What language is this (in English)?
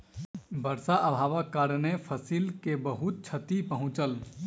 Maithili